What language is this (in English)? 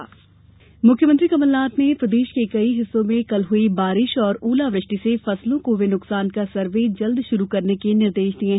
Hindi